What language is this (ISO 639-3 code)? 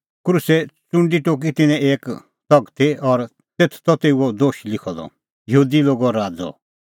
kfx